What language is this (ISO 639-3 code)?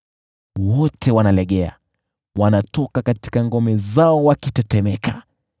swa